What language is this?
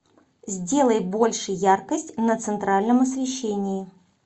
Russian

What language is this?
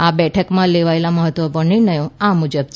Gujarati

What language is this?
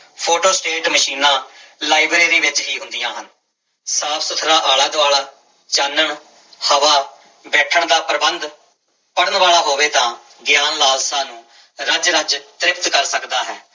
Punjabi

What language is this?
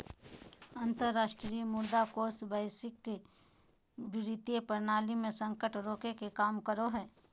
Magahi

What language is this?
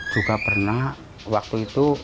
Indonesian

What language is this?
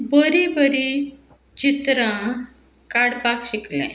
Konkani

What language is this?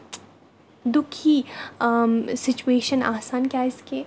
Kashmiri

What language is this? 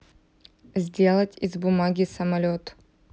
Russian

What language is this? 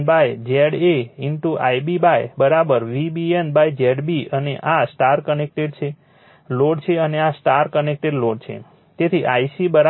Gujarati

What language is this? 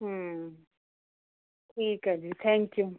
Punjabi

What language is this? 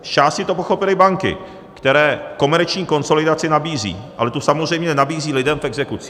Czech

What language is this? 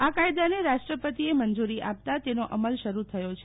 Gujarati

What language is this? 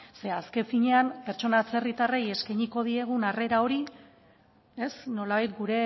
Basque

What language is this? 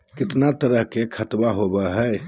Magahi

